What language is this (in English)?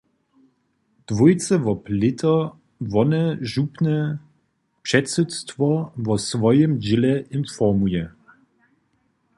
Upper Sorbian